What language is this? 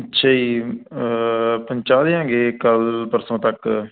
Punjabi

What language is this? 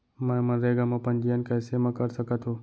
Chhattisgarhi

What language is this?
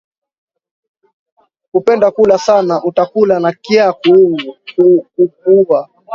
Swahili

